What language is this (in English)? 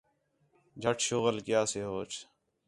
Khetrani